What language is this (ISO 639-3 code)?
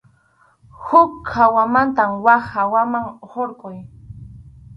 qxu